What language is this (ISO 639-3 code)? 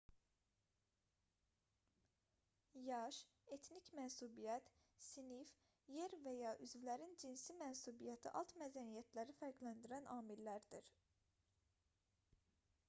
aze